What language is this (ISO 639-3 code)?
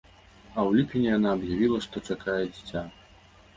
bel